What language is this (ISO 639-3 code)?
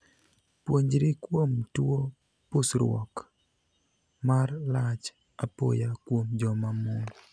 luo